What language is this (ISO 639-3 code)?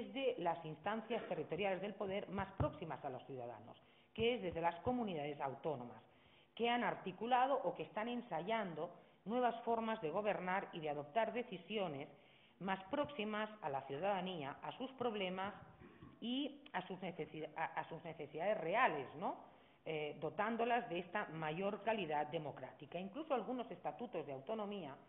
spa